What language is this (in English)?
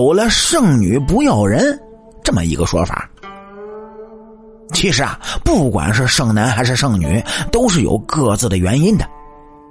Chinese